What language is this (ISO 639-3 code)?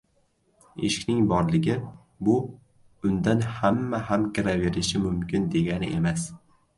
uzb